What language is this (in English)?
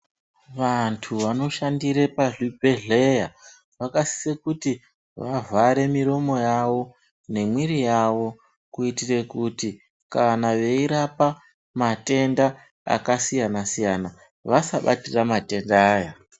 Ndau